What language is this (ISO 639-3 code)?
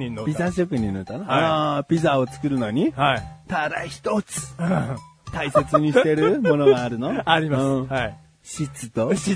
jpn